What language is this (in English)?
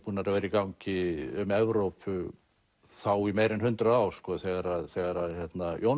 Icelandic